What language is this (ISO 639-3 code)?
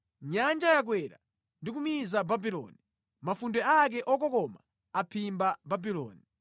nya